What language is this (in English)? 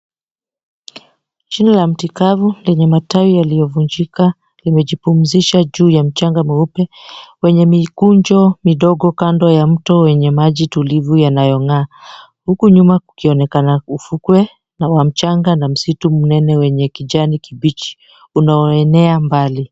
Swahili